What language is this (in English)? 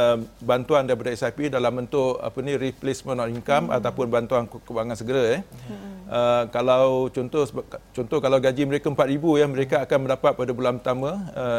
Malay